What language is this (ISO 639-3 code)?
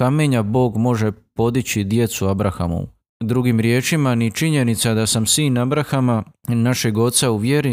hrv